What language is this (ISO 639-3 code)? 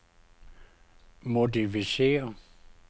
dan